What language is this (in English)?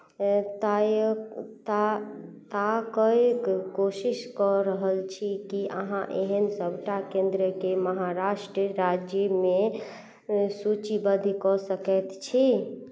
Maithili